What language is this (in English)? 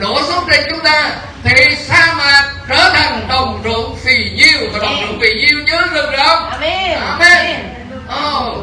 Vietnamese